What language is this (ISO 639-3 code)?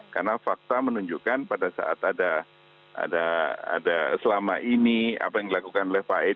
ind